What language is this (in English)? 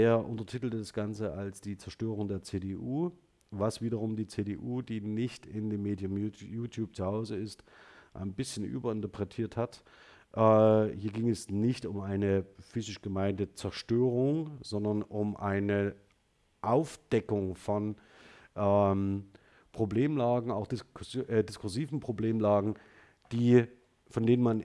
German